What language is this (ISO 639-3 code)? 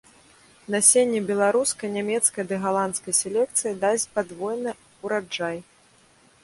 bel